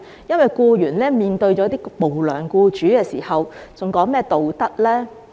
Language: Cantonese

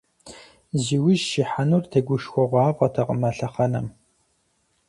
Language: Kabardian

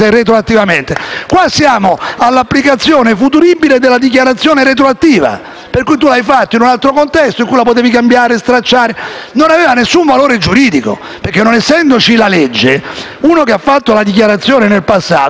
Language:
Italian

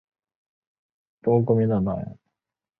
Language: Chinese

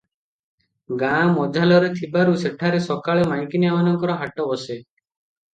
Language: Odia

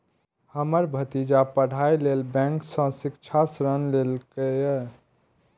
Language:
Maithili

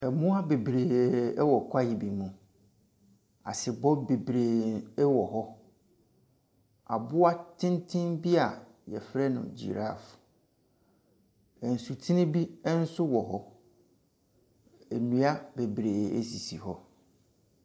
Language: Akan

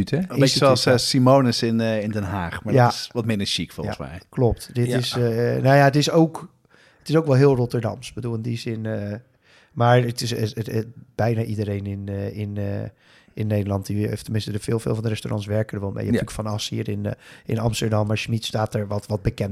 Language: Dutch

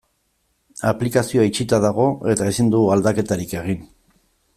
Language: Basque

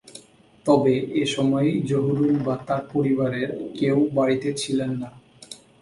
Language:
Bangla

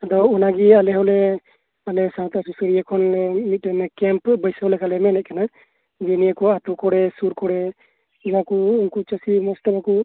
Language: Santali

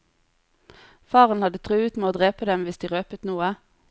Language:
Norwegian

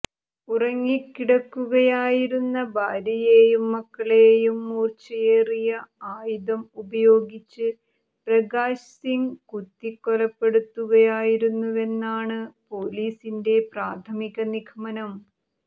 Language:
Malayalam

